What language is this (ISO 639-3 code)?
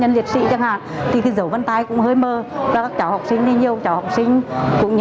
vie